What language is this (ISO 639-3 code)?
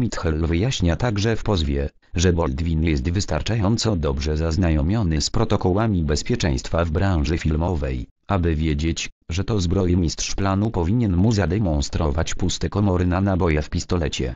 pol